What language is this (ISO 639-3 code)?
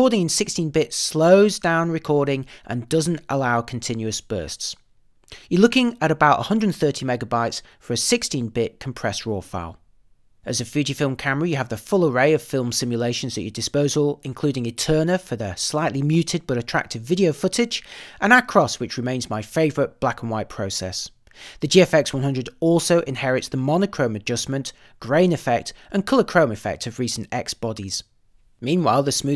eng